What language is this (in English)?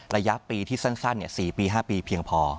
Thai